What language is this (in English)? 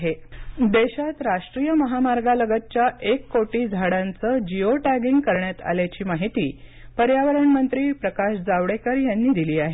Marathi